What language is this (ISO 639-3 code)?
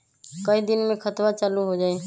mag